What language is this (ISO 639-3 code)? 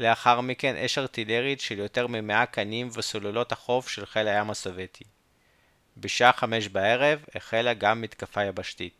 heb